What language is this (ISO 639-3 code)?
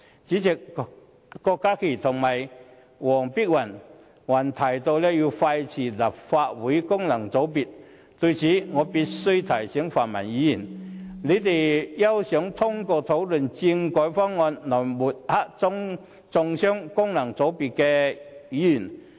yue